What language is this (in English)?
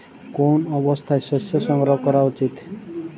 Bangla